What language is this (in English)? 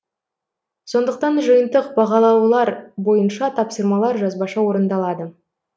Kazakh